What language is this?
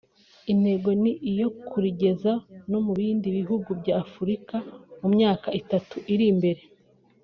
Kinyarwanda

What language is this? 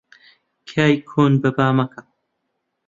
Central Kurdish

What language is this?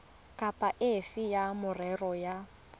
Tswana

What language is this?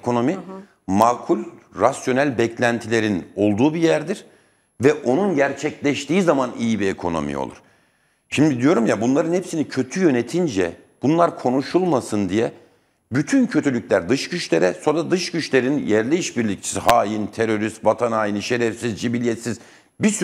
Turkish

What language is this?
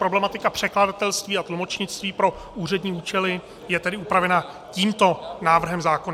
Czech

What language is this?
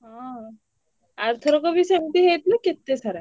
Odia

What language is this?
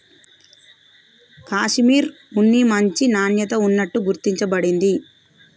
Telugu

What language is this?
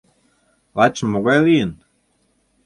Mari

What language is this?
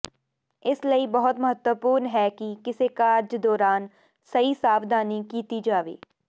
Punjabi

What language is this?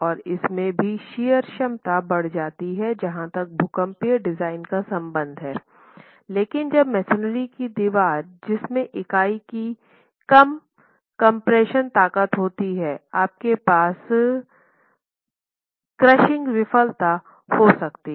Hindi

